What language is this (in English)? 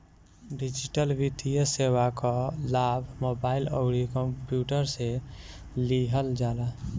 Bhojpuri